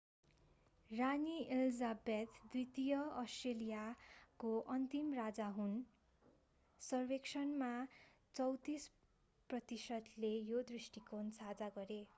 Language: Nepali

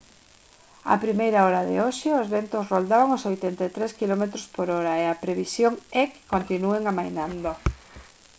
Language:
Galician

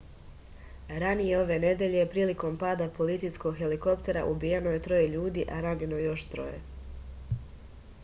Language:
Serbian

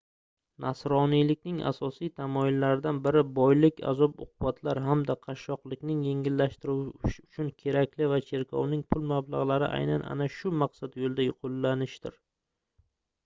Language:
Uzbek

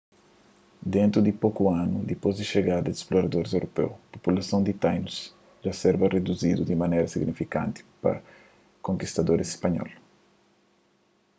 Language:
Kabuverdianu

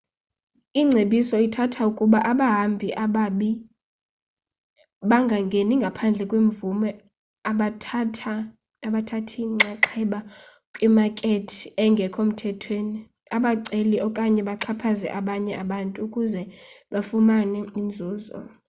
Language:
Xhosa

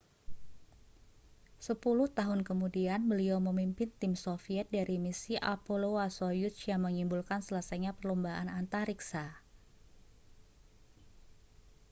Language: Indonesian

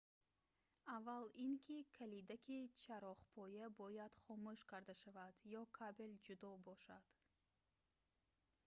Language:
Tajik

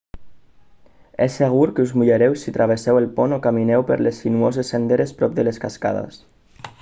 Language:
Catalan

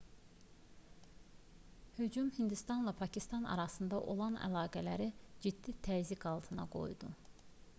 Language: Azerbaijani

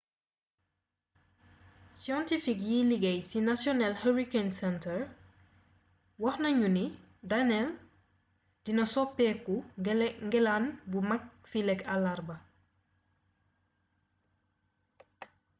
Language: Wolof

